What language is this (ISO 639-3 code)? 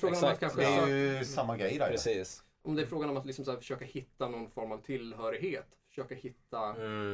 swe